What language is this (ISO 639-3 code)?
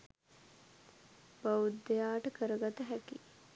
sin